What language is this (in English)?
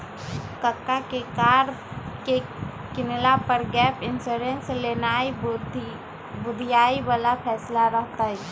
Magahi